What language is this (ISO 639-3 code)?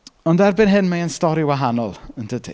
cym